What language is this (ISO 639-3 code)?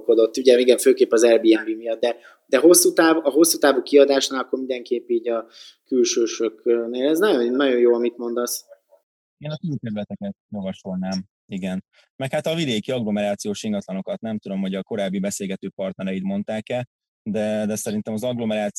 hun